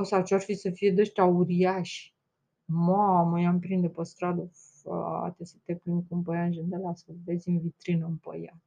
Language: Romanian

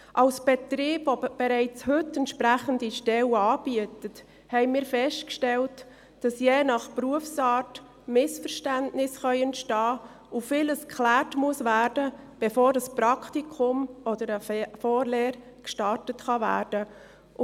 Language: Swiss German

